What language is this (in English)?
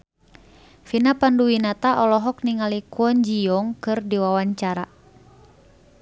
Sundanese